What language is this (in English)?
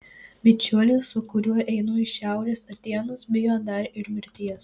Lithuanian